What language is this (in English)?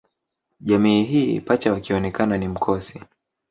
Swahili